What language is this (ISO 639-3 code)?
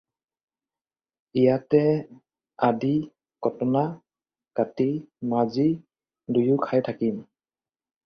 asm